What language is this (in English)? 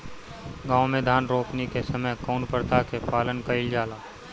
Bhojpuri